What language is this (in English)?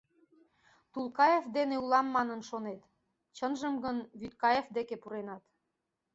Mari